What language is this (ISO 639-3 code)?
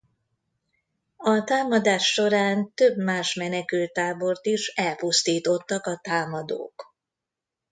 hun